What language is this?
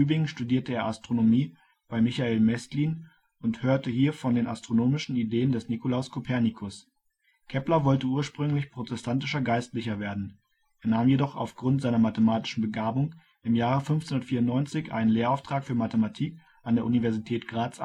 German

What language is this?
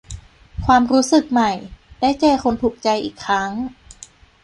Thai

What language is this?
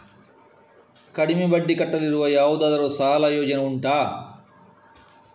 Kannada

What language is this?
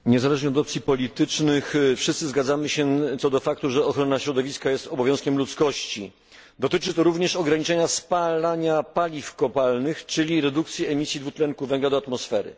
Polish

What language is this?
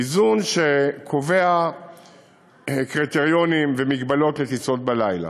Hebrew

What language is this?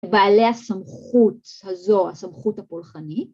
Hebrew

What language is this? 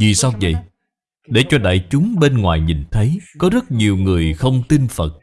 Vietnamese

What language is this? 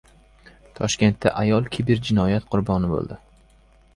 Uzbek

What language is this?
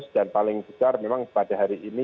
Indonesian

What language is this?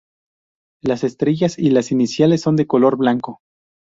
Spanish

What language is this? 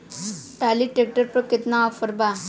Bhojpuri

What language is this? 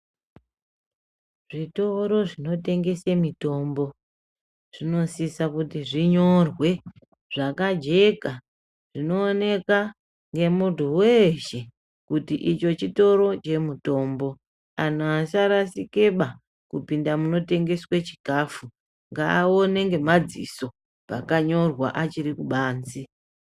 Ndau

